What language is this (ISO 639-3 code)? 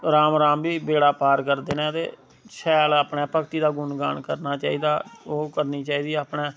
doi